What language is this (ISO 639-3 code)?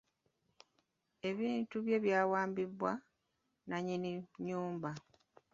lug